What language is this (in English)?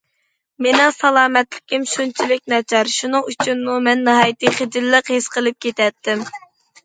Uyghur